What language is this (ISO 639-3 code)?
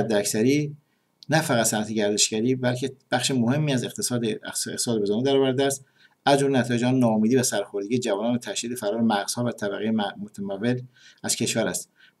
fas